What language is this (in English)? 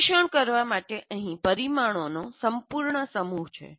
Gujarati